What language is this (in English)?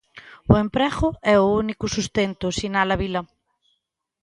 Galician